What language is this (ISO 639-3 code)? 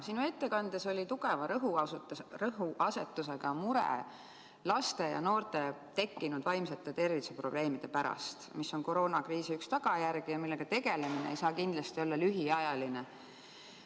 est